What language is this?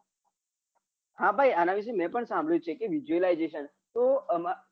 Gujarati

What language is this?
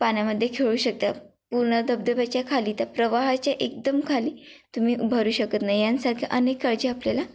Marathi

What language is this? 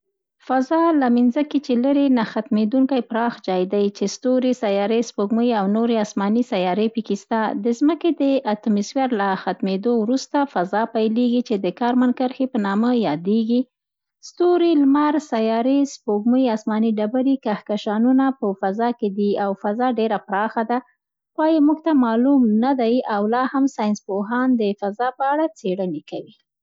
Central Pashto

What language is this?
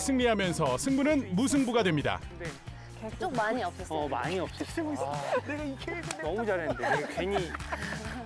Korean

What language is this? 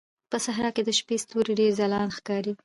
Pashto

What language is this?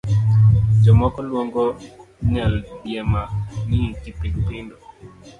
Luo (Kenya and Tanzania)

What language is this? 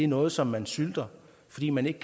Danish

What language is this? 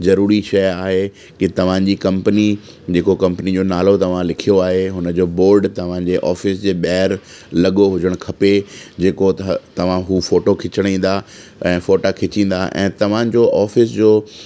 Sindhi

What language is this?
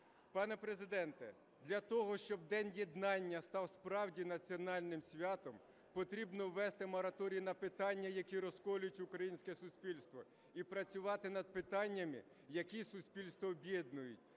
Ukrainian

